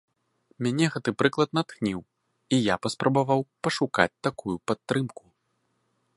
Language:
Belarusian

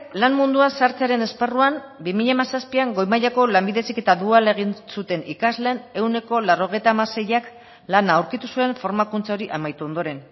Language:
Basque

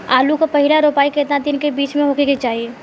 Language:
Bhojpuri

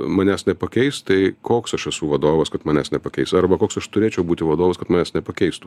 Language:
Lithuanian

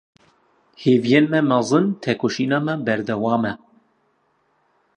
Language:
Kurdish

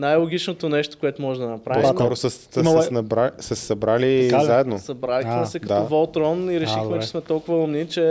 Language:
Bulgarian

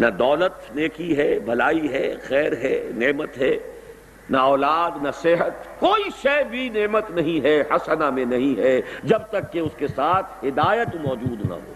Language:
Urdu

